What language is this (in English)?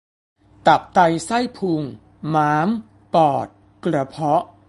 Thai